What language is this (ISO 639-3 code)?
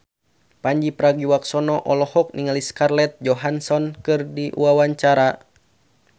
sun